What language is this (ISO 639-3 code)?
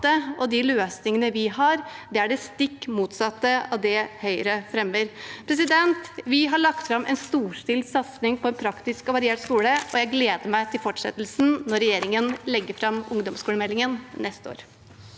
nor